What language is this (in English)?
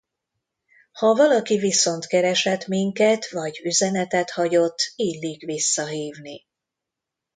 Hungarian